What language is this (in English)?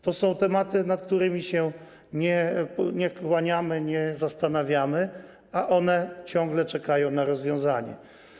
Polish